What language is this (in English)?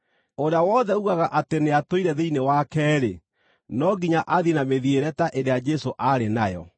Kikuyu